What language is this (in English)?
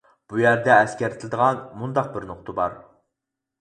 Uyghur